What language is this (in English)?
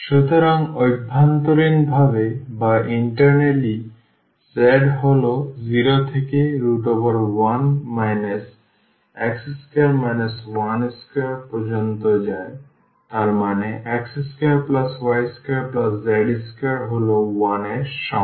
Bangla